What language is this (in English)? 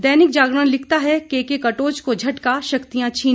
Hindi